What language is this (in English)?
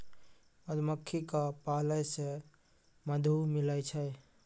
Maithili